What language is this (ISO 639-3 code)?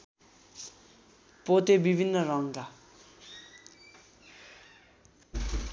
nep